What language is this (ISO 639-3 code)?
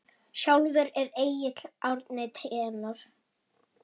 isl